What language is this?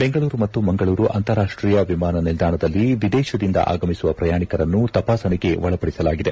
Kannada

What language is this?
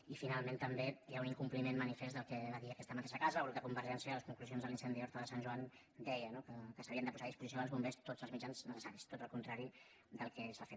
Catalan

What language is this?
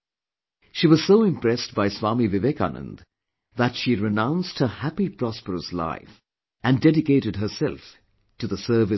English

